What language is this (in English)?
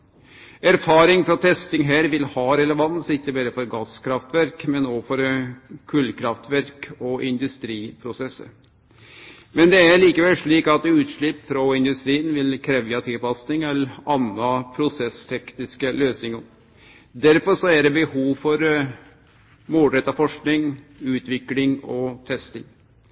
Norwegian Nynorsk